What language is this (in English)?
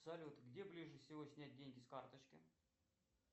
Russian